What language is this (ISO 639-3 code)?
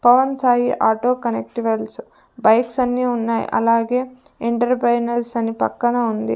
tel